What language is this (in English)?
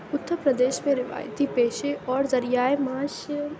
Urdu